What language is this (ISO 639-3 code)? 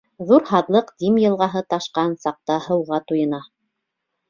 bak